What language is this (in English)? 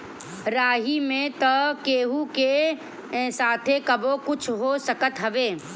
Bhojpuri